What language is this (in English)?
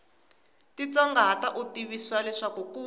Tsonga